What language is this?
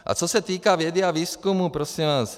Czech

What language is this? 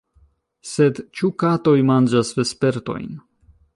Esperanto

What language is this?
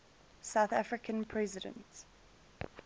English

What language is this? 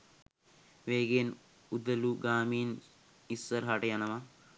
Sinhala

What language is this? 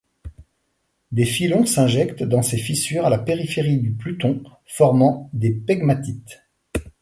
French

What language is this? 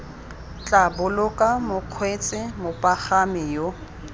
Tswana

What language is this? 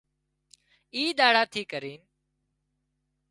Wadiyara Koli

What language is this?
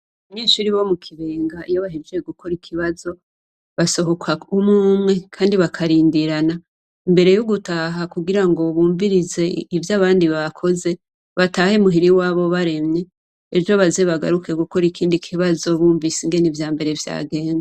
Rundi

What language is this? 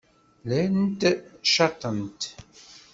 Kabyle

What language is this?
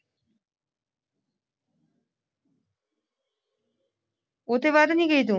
Punjabi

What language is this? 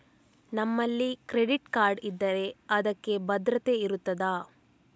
Kannada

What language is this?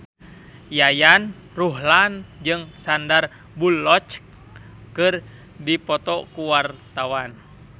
Sundanese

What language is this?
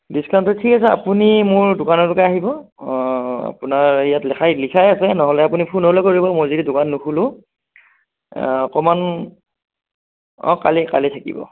Assamese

